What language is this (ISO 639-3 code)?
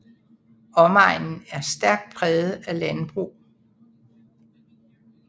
dan